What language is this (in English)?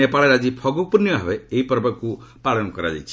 Odia